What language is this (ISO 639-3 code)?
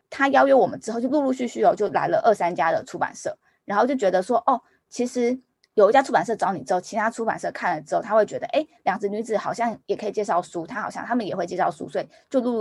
zho